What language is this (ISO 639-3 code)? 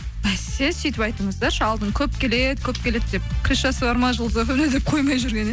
kaz